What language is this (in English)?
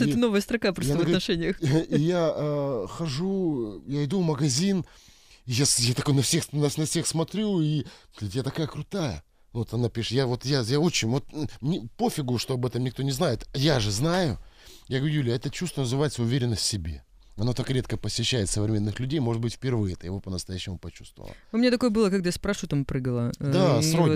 Russian